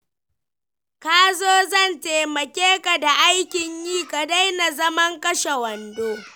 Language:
Hausa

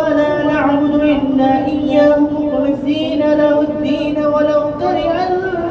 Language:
Arabic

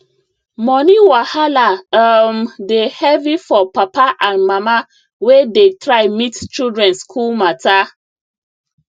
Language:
Nigerian Pidgin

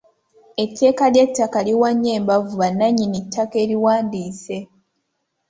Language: Ganda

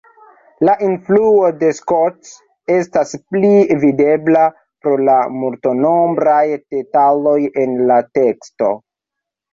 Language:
Esperanto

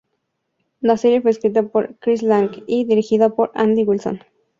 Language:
Spanish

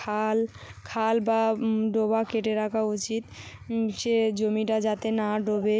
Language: Bangla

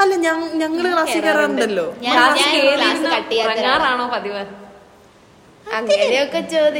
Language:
Malayalam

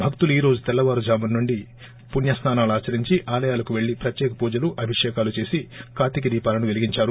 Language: Telugu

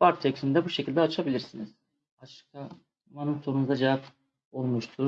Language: Turkish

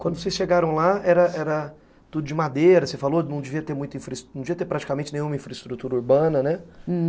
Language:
Portuguese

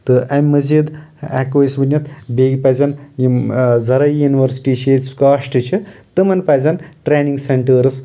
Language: Kashmiri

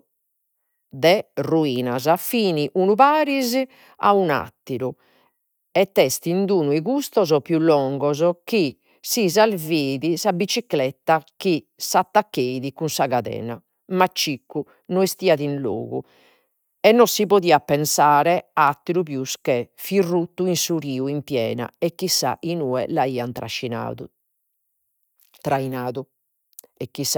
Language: Sardinian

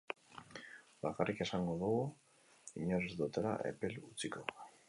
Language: Basque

